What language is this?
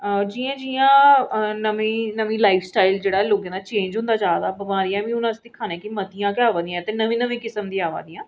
Dogri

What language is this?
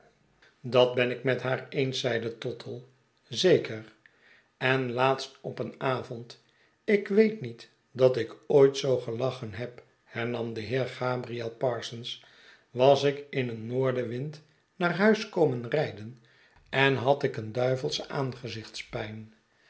Dutch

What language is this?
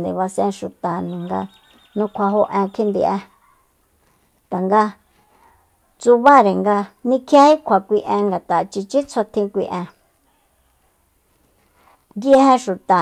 Soyaltepec Mazatec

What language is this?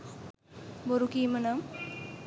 Sinhala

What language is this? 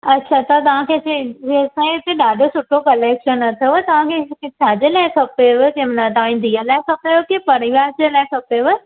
Sindhi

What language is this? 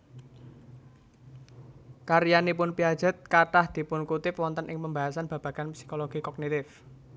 Javanese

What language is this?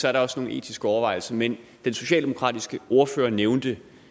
Danish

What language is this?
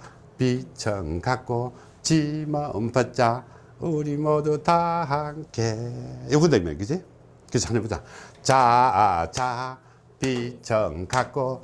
Korean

